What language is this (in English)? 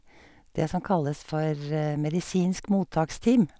Norwegian